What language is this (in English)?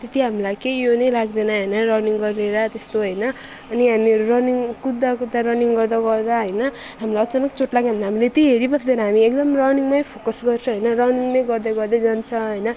Nepali